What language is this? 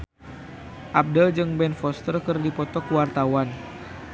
Sundanese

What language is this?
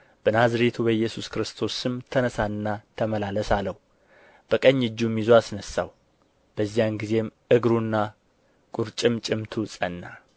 Amharic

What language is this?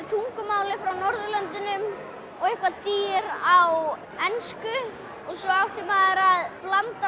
Icelandic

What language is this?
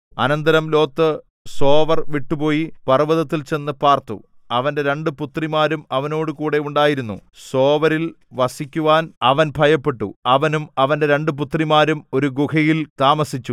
Malayalam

